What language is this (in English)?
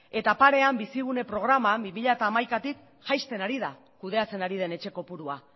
Basque